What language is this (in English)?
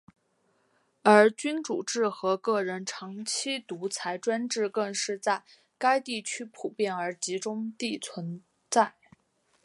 Chinese